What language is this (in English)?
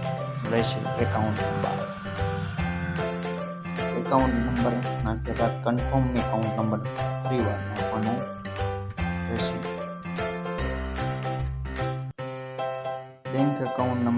Hindi